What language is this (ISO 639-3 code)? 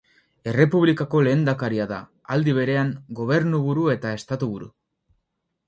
eus